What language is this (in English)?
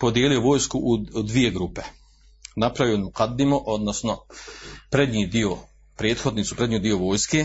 Croatian